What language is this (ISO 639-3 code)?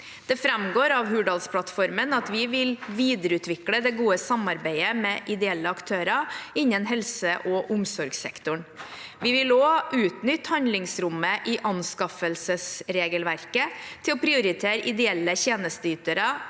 nor